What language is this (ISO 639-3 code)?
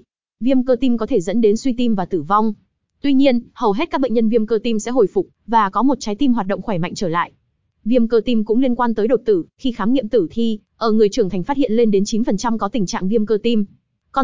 vie